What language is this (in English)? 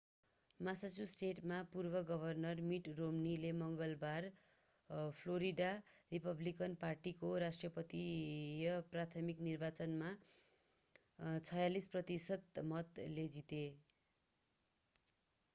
Nepali